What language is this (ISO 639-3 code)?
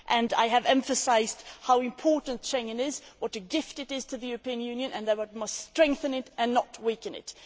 eng